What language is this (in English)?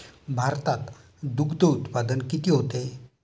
Marathi